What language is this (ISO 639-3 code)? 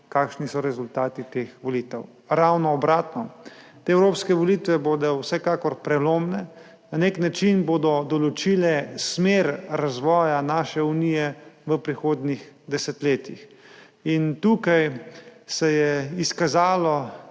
slv